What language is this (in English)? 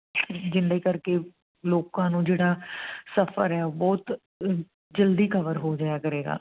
Punjabi